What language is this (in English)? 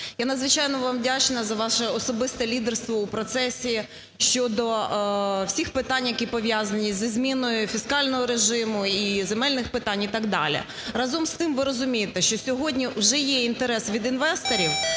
Ukrainian